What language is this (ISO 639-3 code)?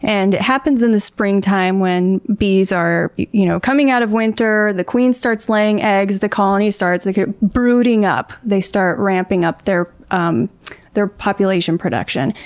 eng